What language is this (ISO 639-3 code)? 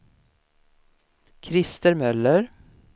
swe